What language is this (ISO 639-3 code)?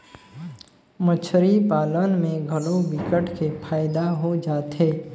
hne